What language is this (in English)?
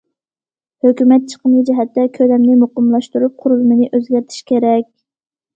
Uyghur